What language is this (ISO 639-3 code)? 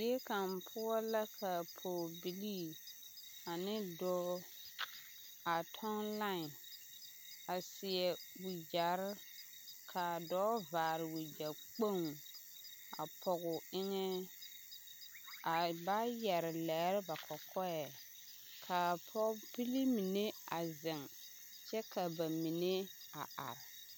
dga